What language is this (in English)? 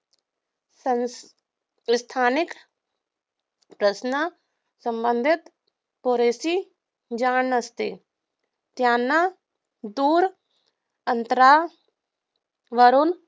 Marathi